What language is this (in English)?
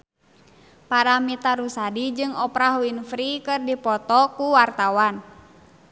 Sundanese